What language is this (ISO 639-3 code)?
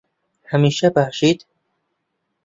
ckb